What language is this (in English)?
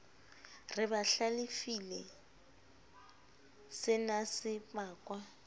Southern Sotho